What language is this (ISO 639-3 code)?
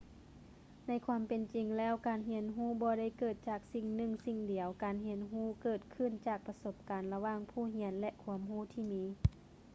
lao